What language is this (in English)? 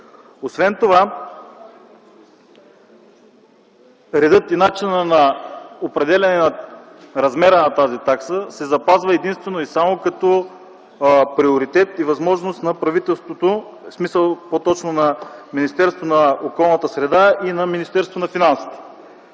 Bulgarian